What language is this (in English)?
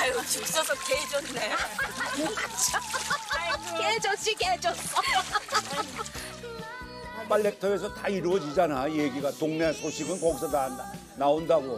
Korean